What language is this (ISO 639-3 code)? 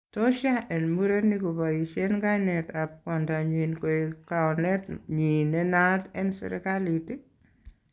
kln